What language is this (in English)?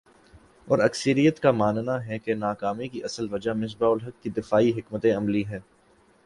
Urdu